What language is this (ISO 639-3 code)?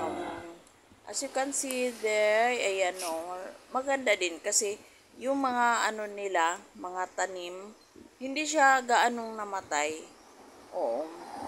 fil